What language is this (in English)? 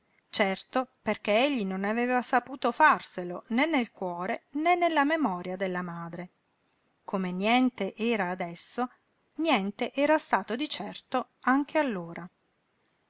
Italian